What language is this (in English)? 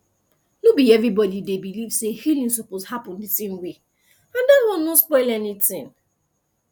Nigerian Pidgin